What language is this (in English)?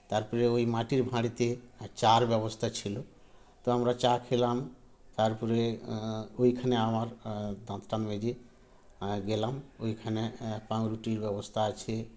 Bangla